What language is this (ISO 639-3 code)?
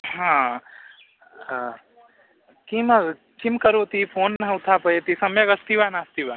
san